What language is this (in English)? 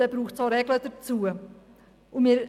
Swiss German